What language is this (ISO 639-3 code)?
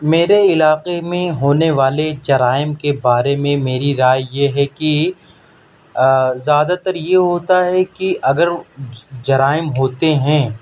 urd